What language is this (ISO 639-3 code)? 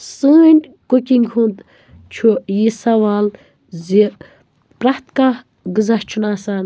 kas